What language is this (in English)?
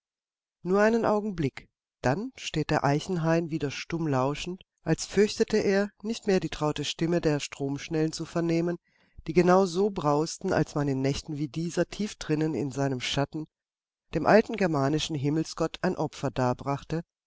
German